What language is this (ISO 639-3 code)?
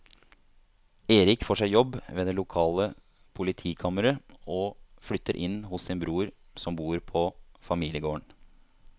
nor